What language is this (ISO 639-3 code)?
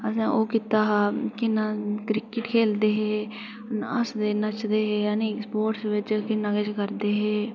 doi